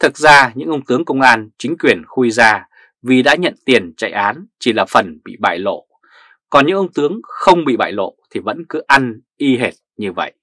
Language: Vietnamese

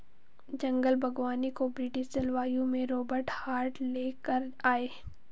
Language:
Hindi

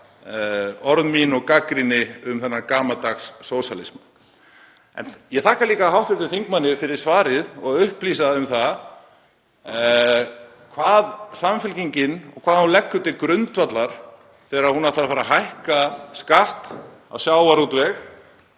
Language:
Icelandic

